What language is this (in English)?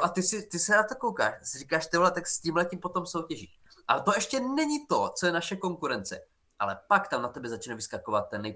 Czech